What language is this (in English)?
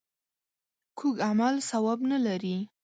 Pashto